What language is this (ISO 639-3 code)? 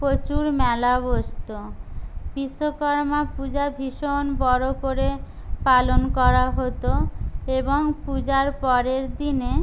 ben